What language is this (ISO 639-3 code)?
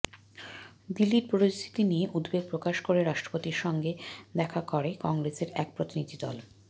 ben